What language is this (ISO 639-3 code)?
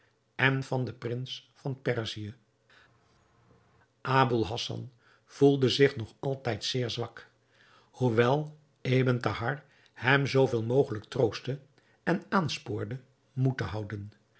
nld